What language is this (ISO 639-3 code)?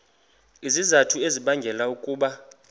xho